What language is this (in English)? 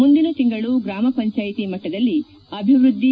Kannada